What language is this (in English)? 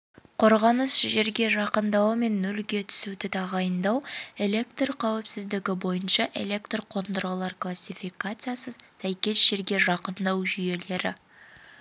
Kazakh